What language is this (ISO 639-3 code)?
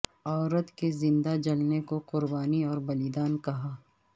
urd